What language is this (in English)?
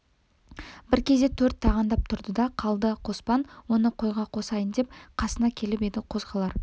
Kazakh